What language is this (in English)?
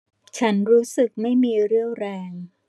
Thai